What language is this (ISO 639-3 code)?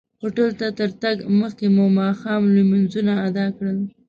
pus